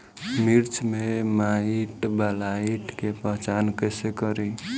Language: Bhojpuri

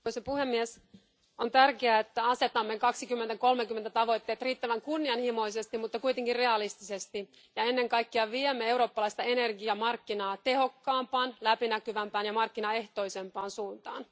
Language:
Finnish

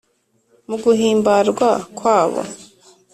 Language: Kinyarwanda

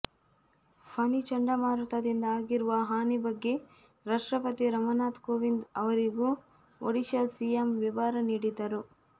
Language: Kannada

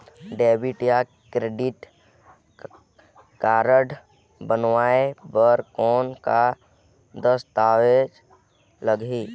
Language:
Chhattisgarhi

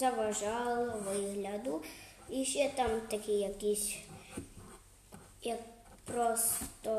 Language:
Ukrainian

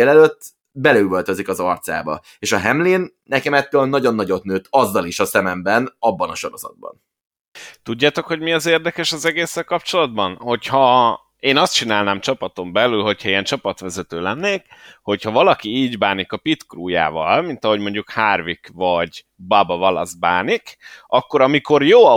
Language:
Hungarian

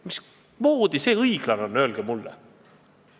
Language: Estonian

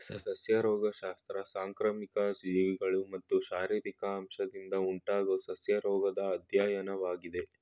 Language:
Kannada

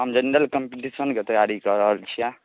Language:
Maithili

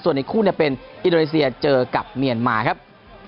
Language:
Thai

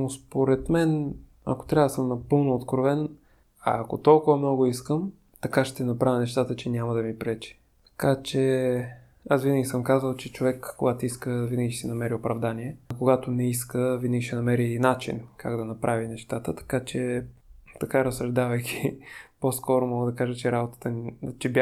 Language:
Bulgarian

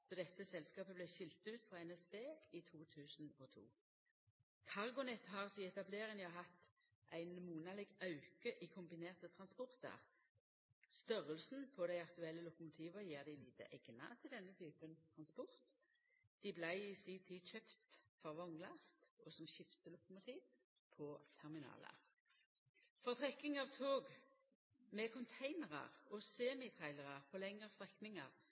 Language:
Norwegian Nynorsk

